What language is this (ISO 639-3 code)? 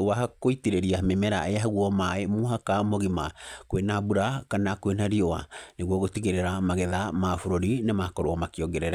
kik